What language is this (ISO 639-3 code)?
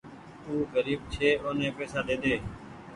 gig